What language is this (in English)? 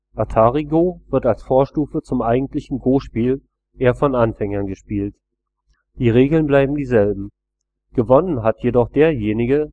German